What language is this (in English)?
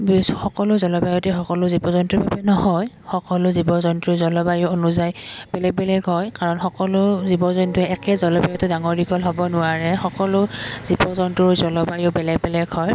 Assamese